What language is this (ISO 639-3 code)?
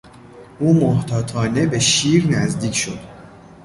fas